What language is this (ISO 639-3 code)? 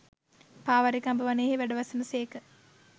sin